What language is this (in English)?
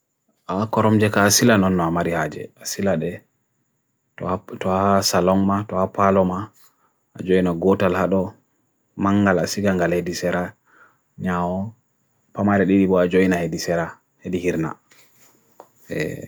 Bagirmi Fulfulde